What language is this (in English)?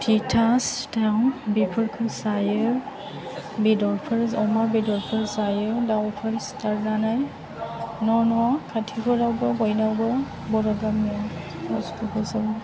Bodo